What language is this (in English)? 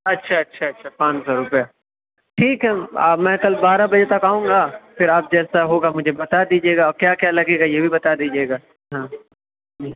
Urdu